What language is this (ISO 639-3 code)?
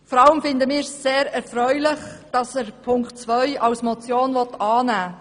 gsw